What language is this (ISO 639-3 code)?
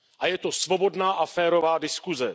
ces